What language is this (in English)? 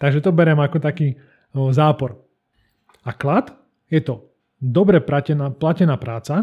Slovak